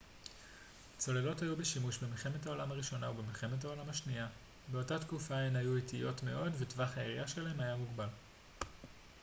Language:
Hebrew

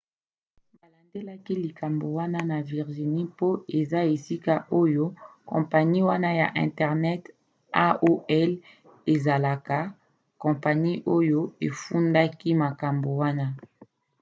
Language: Lingala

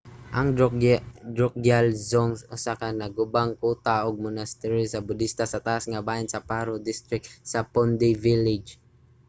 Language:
Cebuano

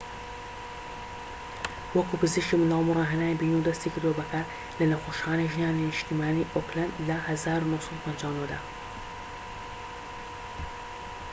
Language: Central Kurdish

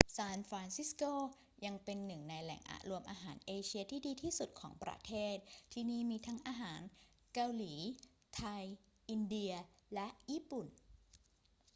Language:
Thai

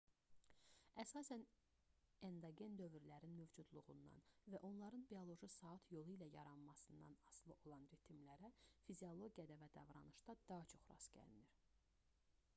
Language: Azerbaijani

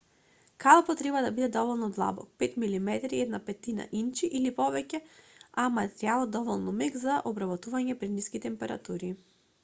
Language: Macedonian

